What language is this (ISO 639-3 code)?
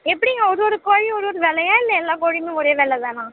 tam